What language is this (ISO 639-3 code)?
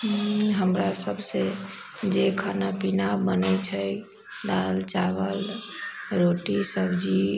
mai